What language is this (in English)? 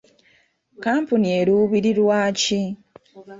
Ganda